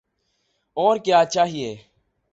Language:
Urdu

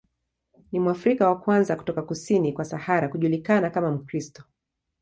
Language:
Swahili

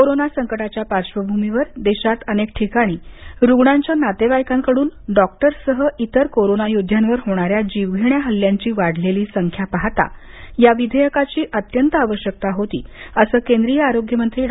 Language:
Marathi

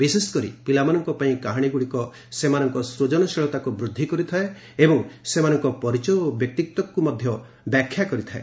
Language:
Odia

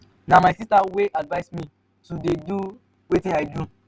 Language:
Nigerian Pidgin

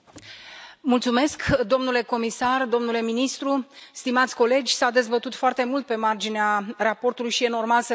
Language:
Romanian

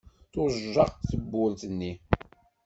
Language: Kabyle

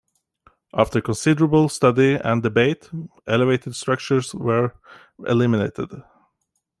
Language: English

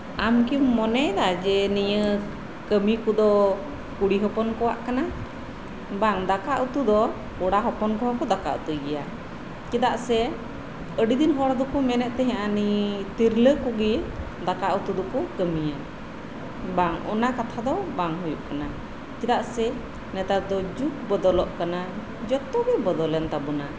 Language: Santali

